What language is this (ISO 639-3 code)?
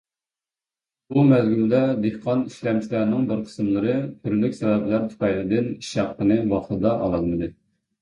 uig